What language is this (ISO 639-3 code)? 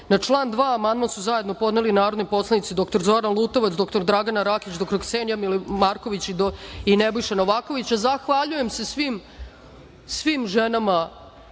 srp